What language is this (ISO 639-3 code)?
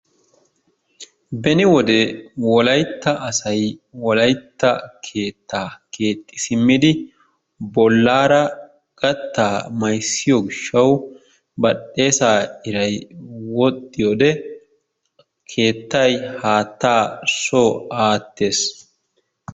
wal